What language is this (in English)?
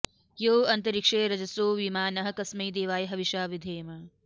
Sanskrit